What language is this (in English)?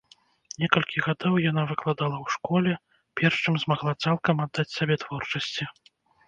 Belarusian